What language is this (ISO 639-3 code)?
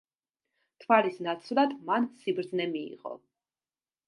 kat